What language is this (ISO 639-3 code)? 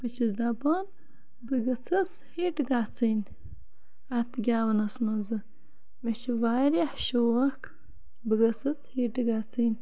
kas